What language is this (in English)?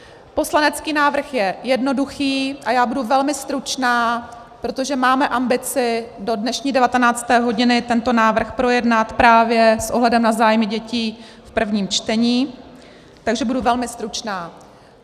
Czech